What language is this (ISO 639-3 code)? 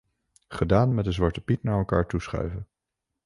nld